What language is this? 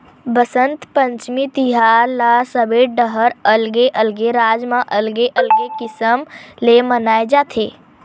Chhattisgarhi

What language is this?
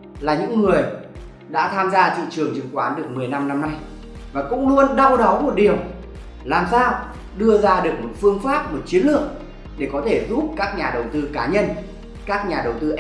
Vietnamese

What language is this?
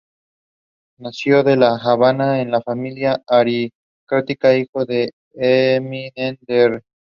Spanish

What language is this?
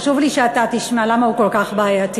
Hebrew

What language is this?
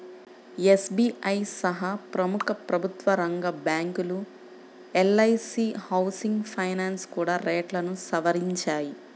Telugu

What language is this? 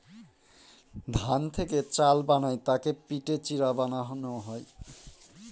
Bangla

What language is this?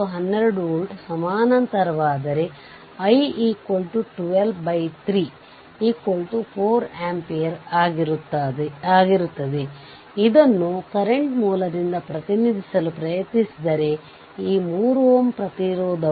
Kannada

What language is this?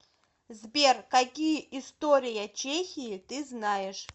Russian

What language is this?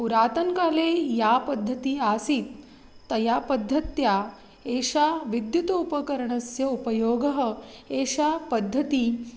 Sanskrit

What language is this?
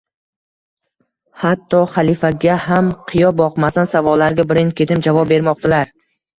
Uzbek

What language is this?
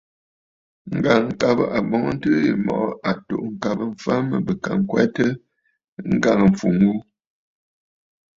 Bafut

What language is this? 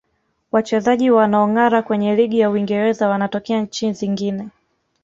Swahili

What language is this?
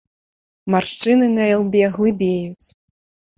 Belarusian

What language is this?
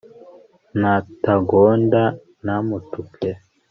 Kinyarwanda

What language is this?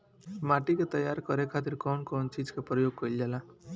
Bhojpuri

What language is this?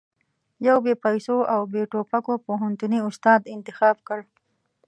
Pashto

